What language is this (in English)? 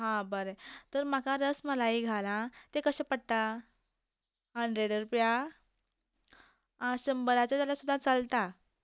Konkani